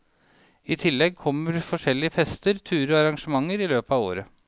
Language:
Norwegian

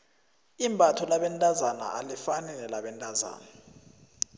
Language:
South Ndebele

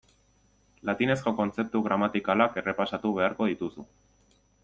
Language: Basque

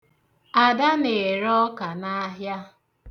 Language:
Igbo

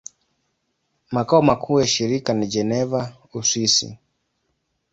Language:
Swahili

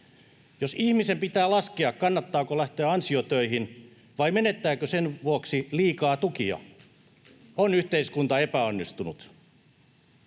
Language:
Finnish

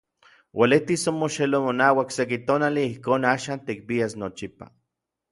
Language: Orizaba Nahuatl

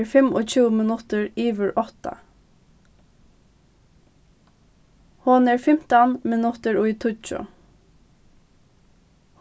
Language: Faroese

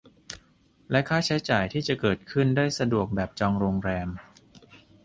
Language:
Thai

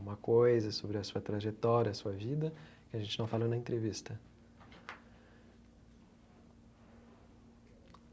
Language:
Portuguese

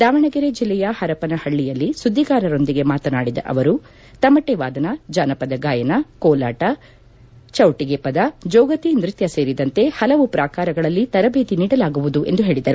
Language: Kannada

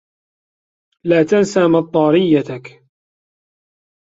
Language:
Arabic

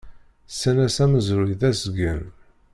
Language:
Kabyle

